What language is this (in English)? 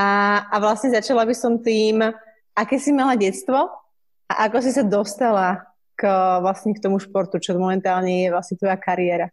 Slovak